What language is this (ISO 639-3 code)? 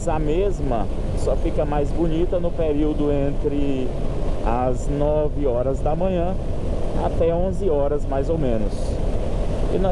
por